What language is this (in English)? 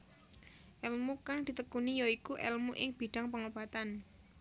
Javanese